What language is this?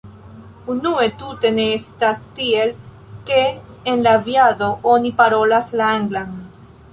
Esperanto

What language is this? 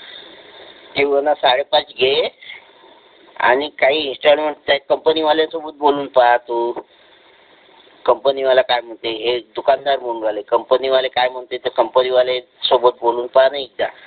Marathi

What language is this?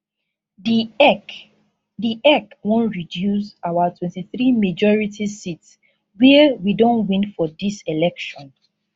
Nigerian Pidgin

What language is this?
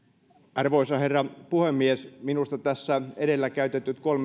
Finnish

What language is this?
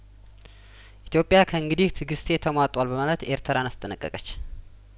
Amharic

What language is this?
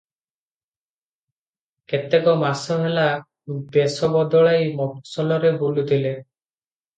Odia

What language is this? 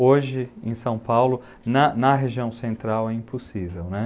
Portuguese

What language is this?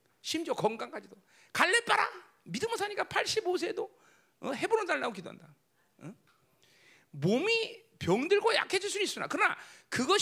Korean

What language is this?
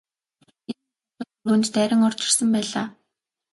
Mongolian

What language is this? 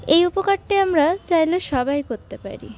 Bangla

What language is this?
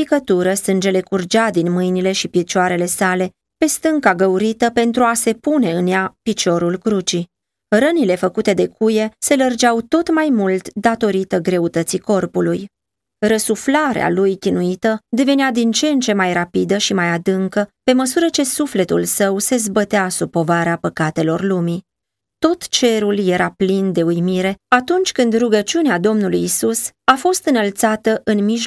Romanian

